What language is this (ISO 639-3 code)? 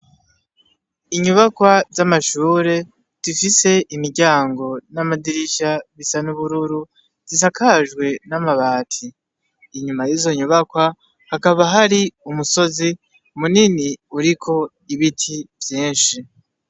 run